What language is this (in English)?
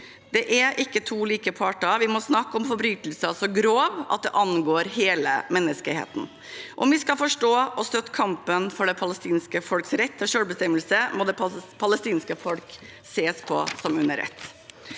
Norwegian